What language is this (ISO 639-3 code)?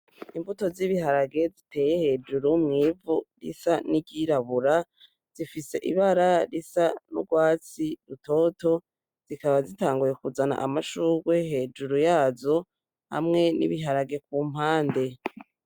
run